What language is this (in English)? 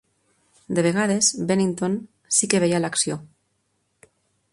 Catalan